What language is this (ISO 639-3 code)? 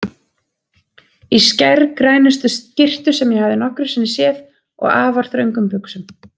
isl